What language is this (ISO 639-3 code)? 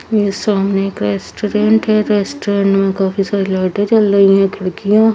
hin